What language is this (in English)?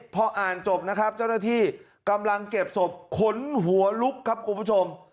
Thai